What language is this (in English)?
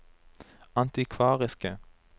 Norwegian